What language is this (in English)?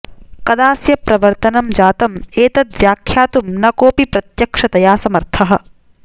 Sanskrit